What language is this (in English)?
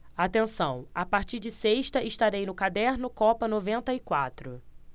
Portuguese